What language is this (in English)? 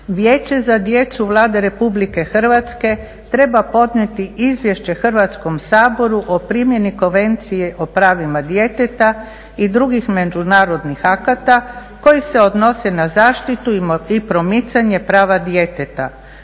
Croatian